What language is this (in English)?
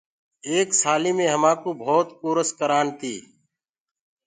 Gurgula